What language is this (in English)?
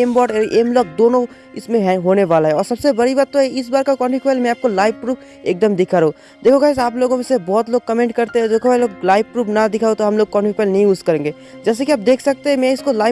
Hindi